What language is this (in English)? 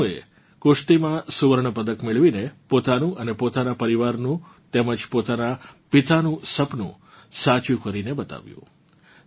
Gujarati